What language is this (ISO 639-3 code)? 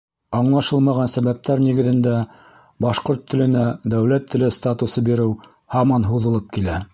bak